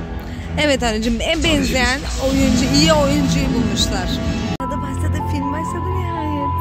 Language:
Turkish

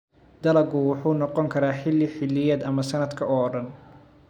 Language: Somali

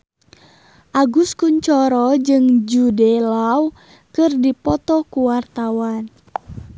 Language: Sundanese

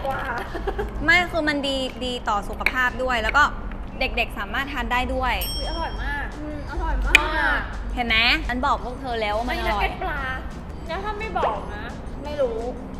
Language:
Thai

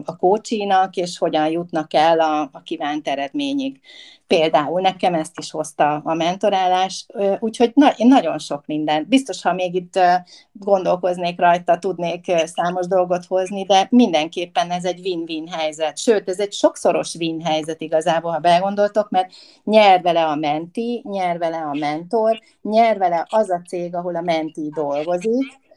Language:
Hungarian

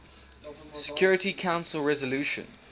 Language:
English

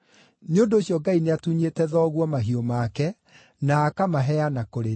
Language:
Kikuyu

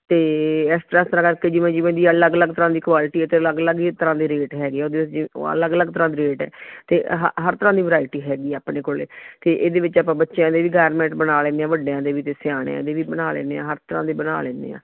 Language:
Punjabi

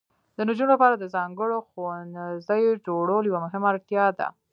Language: Pashto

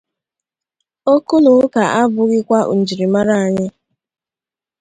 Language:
Igbo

